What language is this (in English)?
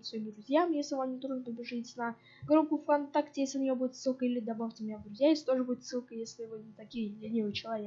Russian